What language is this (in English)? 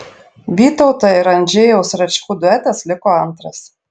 Lithuanian